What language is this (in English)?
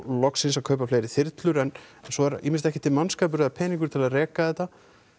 Icelandic